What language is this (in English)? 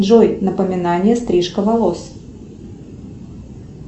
Russian